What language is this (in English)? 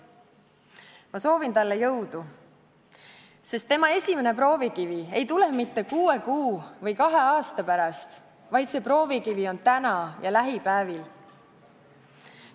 Estonian